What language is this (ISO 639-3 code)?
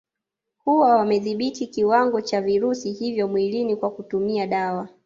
swa